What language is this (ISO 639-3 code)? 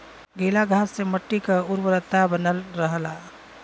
bho